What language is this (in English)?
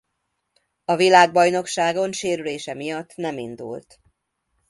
Hungarian